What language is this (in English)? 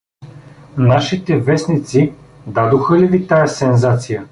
Bulgarian